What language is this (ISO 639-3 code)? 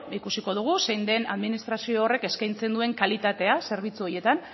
eus